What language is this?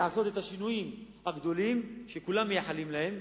Hebrew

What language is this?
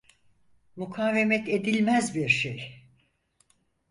Turkish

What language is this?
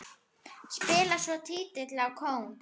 Icelandic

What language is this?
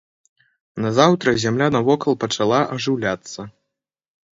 Belarusian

